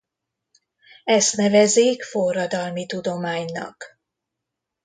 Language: Hungarian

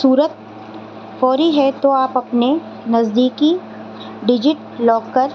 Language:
Urdu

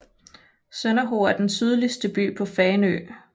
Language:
Danish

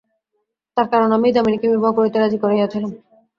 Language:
Bangla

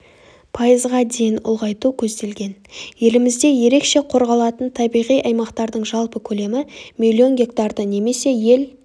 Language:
Kazakh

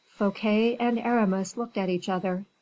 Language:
English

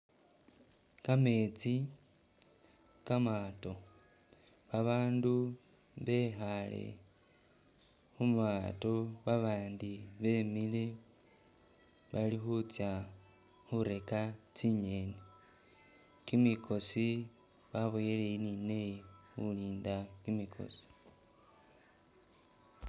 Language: Masaaba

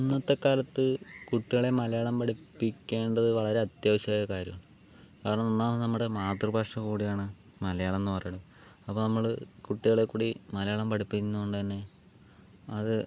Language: Malayalam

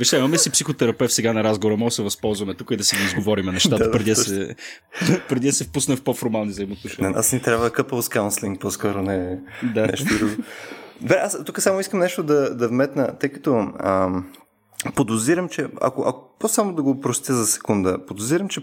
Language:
Bulgarian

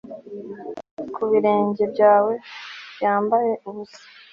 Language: Kinyarwanda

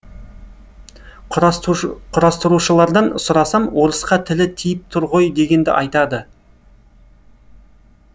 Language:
Kazakh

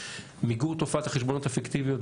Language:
Hebrew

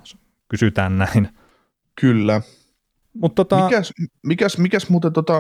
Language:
Finnish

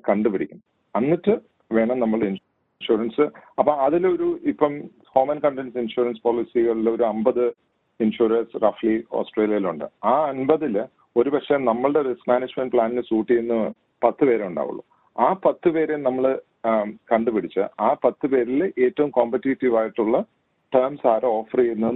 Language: Malayalam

